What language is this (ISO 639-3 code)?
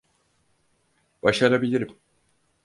tur